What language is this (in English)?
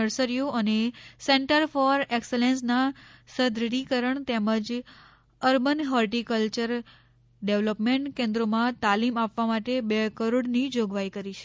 Gujarati